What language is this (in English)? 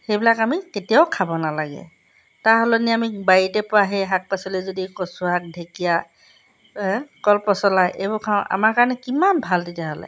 Assamese